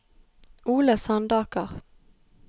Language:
Norwegian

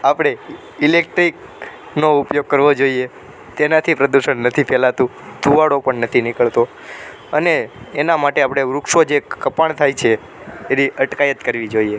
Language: Gujarati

